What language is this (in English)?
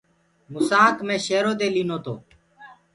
Gurgula